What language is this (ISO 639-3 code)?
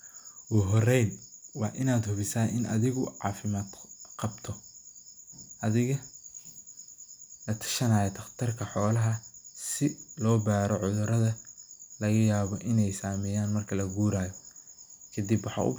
som